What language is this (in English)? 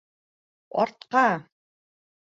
Bashkir